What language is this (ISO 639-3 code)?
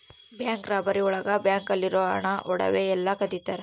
kan